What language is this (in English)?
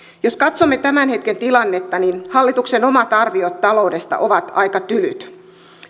Finnish